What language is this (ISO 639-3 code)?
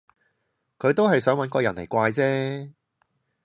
yue